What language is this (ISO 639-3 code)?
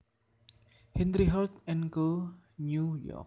jav